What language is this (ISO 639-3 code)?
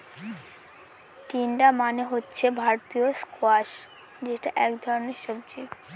ben